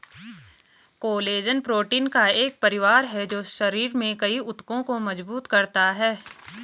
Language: Hindi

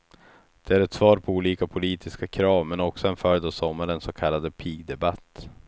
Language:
Swedish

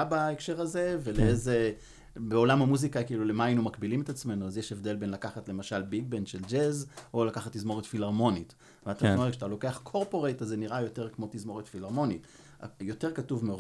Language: Hebrew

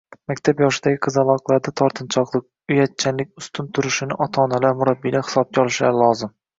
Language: Uzbek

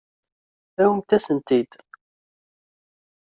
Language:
Kabyle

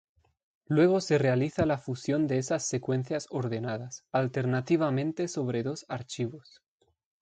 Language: Spanish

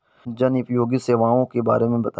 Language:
Hindi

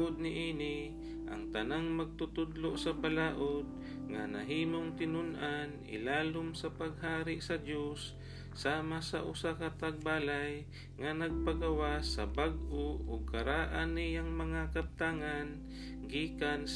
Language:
Filipino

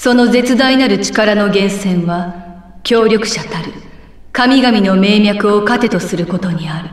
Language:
Japanese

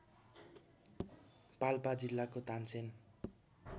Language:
Nepali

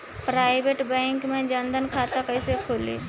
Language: Bhojpuri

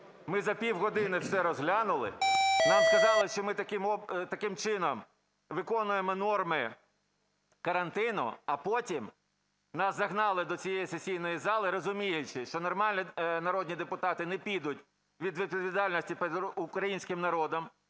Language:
Ukrainian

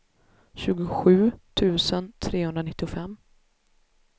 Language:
Swedish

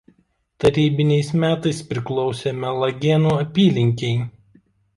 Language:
Lithuanian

